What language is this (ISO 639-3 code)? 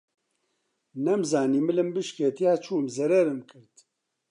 ckb